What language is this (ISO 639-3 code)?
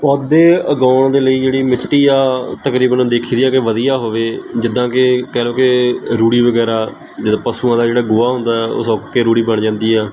pan